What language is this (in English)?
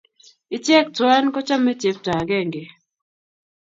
Kalenjin